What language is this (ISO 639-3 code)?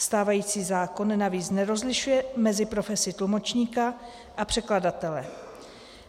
ces